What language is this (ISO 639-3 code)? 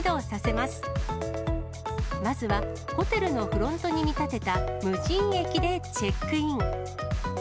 jpn